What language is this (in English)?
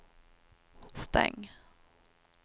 Swedish